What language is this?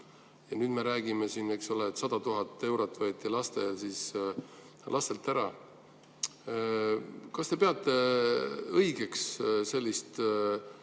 Estonian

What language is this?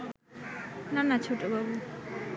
Bangla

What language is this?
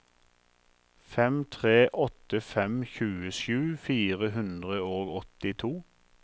Norwegian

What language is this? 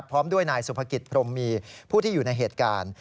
Thai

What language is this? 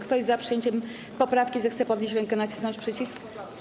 Polish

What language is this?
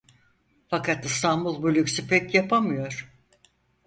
Turkish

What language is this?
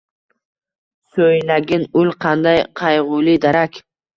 Uzbek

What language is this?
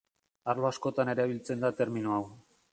Basque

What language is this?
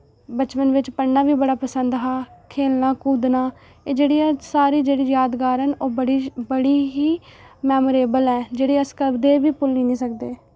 Dogri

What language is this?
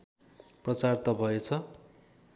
Nepali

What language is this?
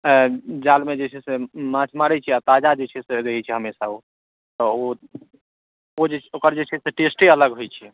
Maithili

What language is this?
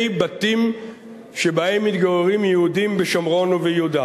Hebrew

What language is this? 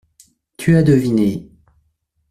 French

